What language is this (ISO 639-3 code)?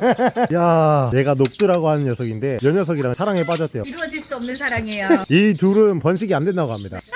kor